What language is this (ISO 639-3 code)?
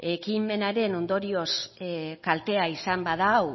eus